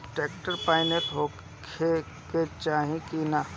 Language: Bhojpuri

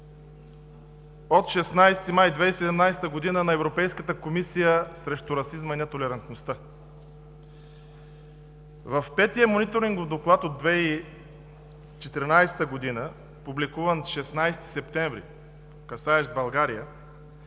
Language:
Bulgarian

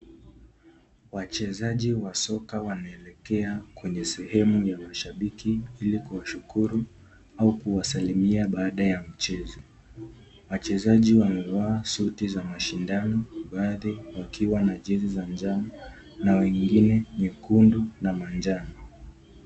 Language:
Swahili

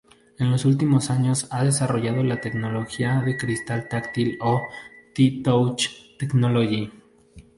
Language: Spanish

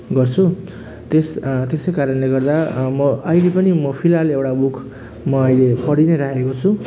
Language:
Nepali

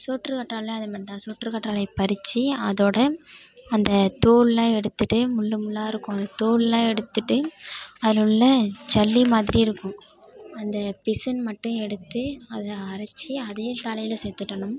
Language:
Tamil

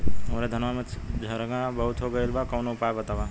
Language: Bhojpuri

